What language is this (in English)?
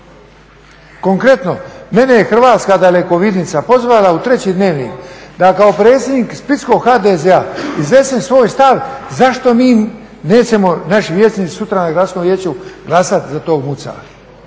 Croatian